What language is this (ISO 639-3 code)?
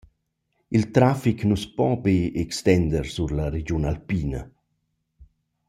roh